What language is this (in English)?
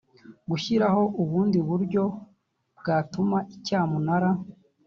Kinyarwanda